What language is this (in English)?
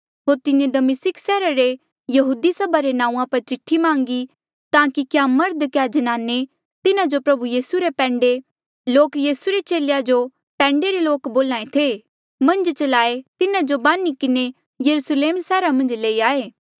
Mandeali